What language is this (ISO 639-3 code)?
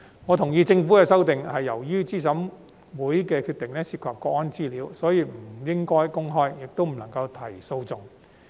yue